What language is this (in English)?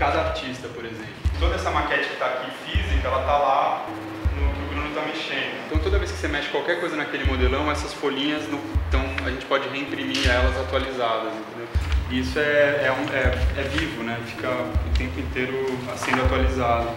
Portuguese